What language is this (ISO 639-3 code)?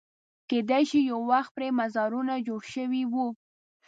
pus